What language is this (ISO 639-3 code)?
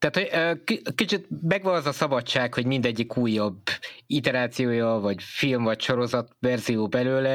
hun